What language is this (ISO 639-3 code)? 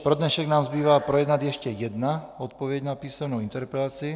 ces